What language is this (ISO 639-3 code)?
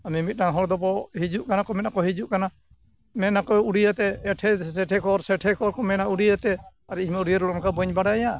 sat